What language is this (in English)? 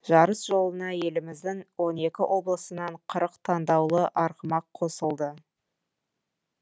Kazakh